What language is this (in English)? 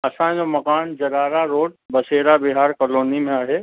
Sindhi